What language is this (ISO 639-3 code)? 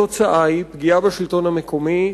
heb